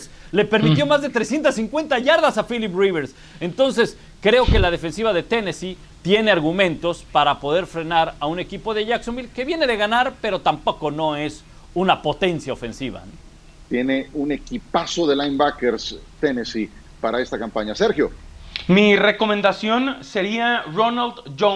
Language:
Spanish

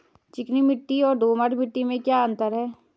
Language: Hindi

